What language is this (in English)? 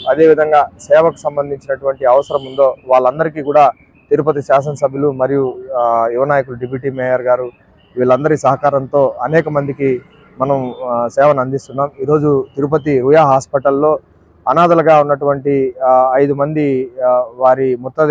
Arabic